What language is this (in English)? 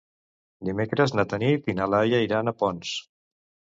Catalan